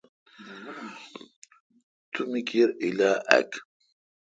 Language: Kalkoti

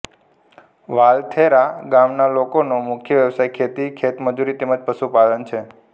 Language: Gujarati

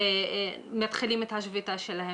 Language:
Hebrew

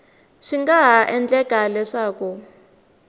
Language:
Tsonga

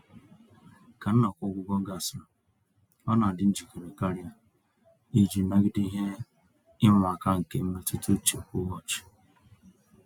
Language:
Igbo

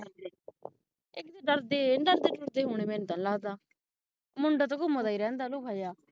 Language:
Punjabi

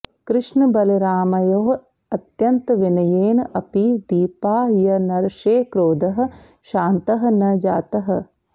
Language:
Sanskrit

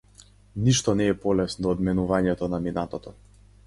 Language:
Macedonian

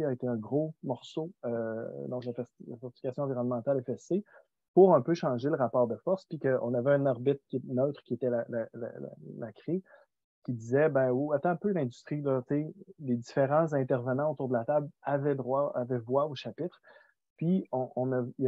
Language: French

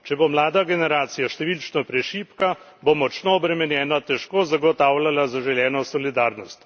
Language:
Slovenian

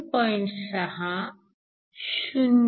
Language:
Marathi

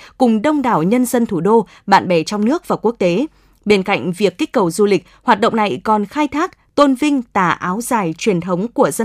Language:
Vietnamese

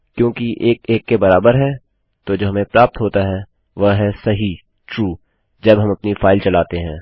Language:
Hindi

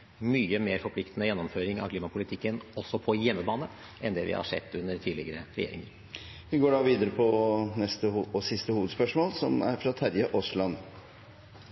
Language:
Norwegian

